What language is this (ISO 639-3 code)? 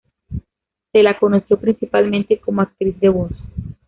spa